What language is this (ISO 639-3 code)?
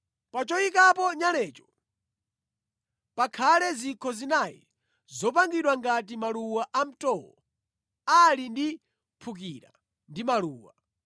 nya